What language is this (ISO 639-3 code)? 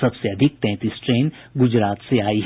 hin